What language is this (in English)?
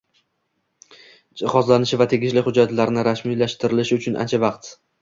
Uzbek